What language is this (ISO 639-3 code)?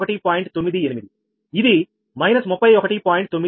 tel